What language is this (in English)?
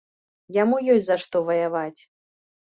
Belarusian